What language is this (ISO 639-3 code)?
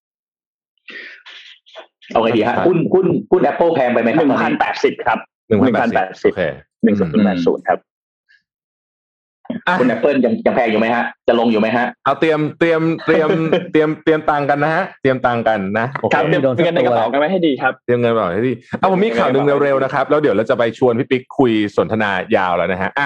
tha